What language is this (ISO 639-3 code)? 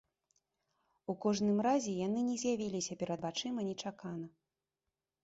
bel